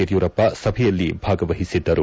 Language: Kannada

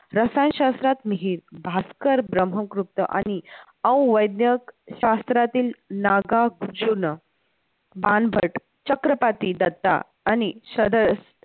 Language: Marathi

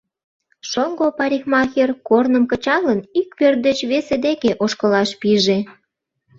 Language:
Mari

